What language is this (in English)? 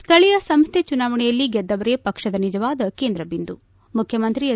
Kannada